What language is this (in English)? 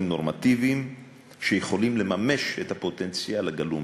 Hebrew